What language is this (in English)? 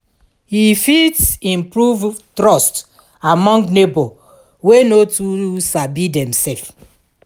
Nigerian Pidgin